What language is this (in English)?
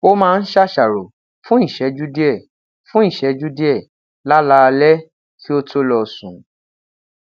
Yoruba